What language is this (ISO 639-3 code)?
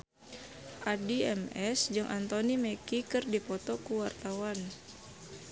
sun